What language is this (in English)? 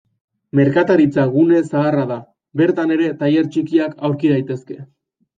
Basque